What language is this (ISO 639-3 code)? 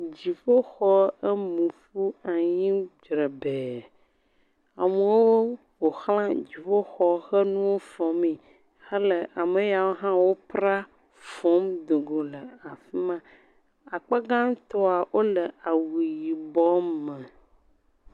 ewe